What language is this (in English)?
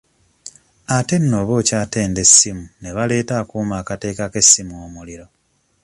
Ganda